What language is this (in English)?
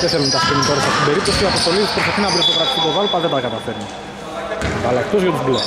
Greek